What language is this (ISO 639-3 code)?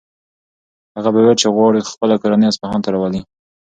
pus